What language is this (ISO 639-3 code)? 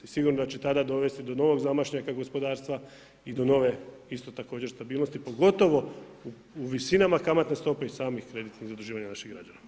hrv